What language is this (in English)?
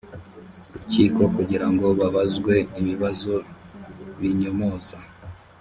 Kinyarwanda